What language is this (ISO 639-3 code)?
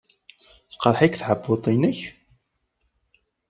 kab